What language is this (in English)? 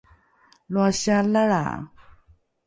Rukai